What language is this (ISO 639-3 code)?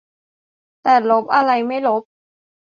tha